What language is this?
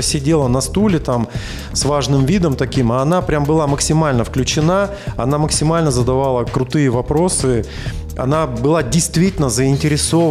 Russian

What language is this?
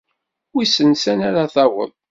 Kabyle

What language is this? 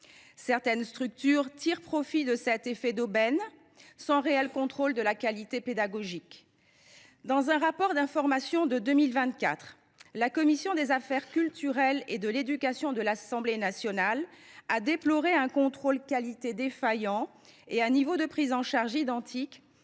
French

